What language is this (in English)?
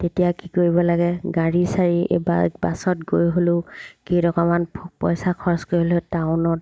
Assamese